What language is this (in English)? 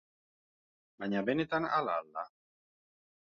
Basque